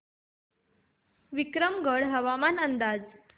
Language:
Marathi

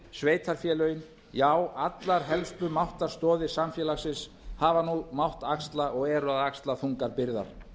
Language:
Icelandic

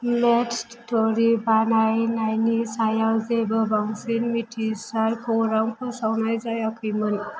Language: Bodo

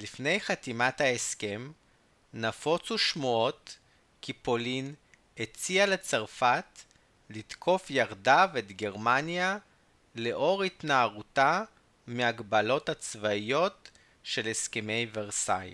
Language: Hebrew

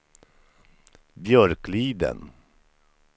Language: Swedish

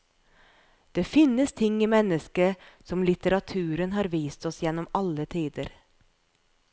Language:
Norwegian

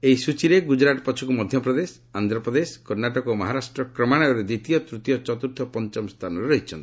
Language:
Odia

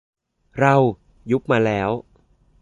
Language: Thai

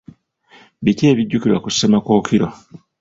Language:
Ganda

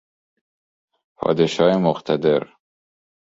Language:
Persian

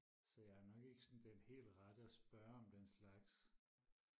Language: Danish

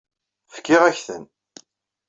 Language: Kabyle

